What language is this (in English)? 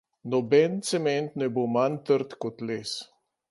Slovenian